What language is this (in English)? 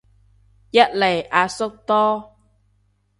Cantonese